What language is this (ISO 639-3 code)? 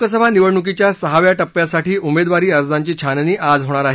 mar